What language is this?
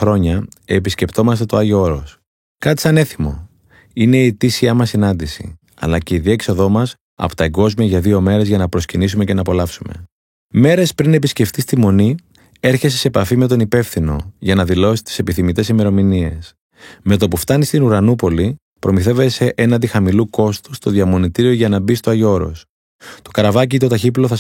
Greek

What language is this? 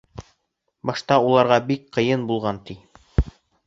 Bashkir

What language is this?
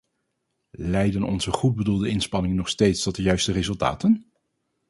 Dutch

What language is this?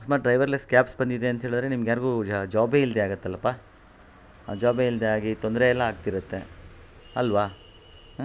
Kannada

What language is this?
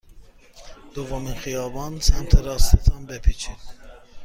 Persian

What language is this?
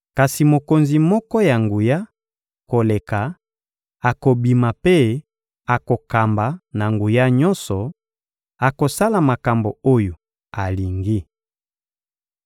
Lingala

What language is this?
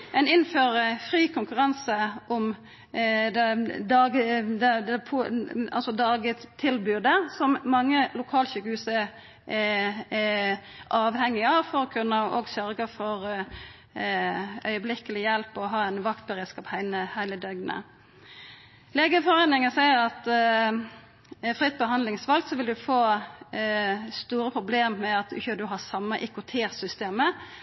Norwegian Nynorsk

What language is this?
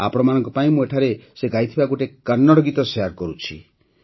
Odia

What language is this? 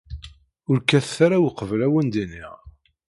Kabyle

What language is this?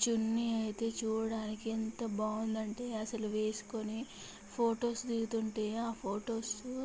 Telugu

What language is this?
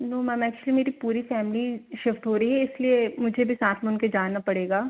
Hindi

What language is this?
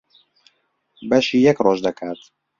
Central Kurdish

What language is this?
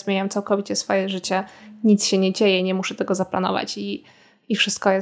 Polish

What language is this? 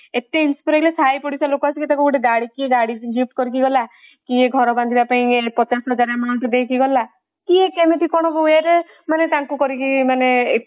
Odia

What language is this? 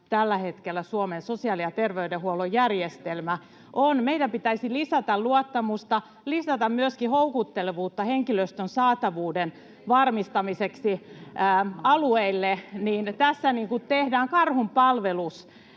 Finnish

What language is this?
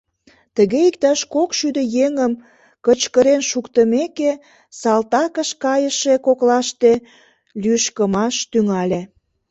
Mari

